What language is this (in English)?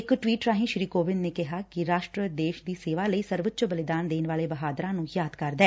Punjabi